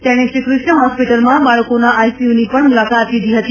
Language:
Gujarati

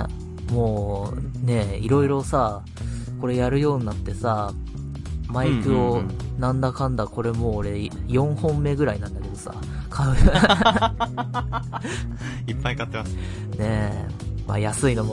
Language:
Japanese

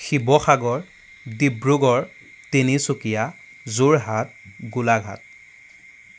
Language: Assamese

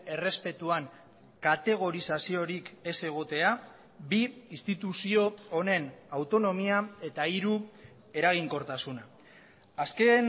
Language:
Basque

